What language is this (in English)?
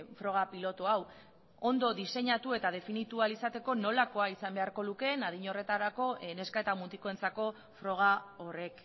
Basque